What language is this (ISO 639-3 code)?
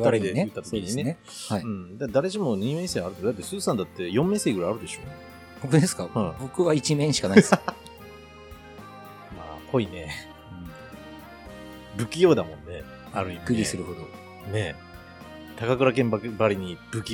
jpn